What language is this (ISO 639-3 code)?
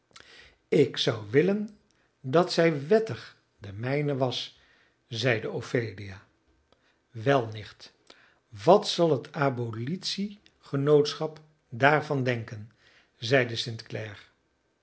nld